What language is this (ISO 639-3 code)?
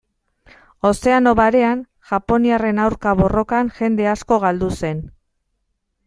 eus